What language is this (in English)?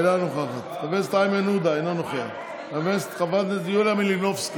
Hebrew